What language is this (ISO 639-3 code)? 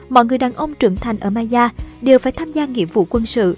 vie